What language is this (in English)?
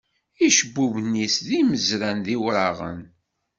Kabyle